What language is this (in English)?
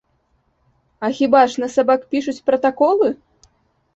Belarusian